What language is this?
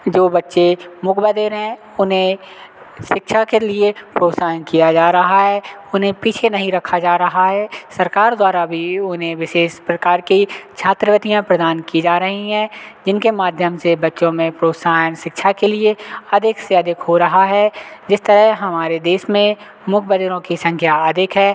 Hindi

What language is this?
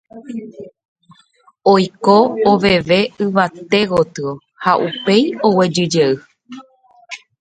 Guarani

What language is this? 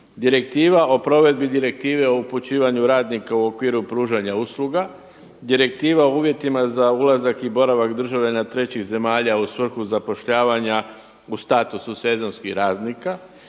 Croatian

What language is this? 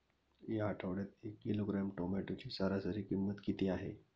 Marathi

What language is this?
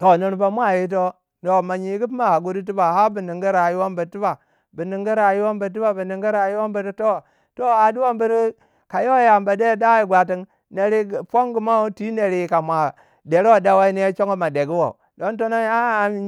Waja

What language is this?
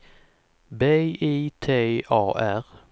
Swedish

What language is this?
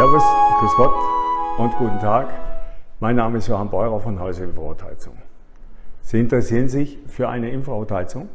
German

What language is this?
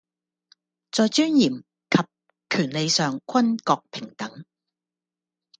Cantonese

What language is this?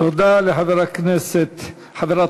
Hebrew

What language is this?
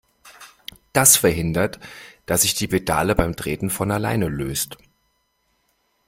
German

